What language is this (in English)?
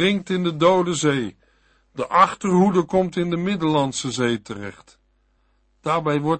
Dutch